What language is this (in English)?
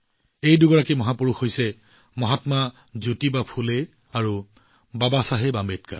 Assamese